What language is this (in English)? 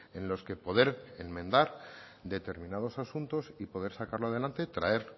Spanish